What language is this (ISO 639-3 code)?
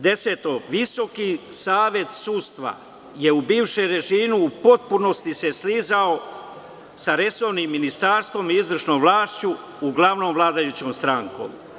srp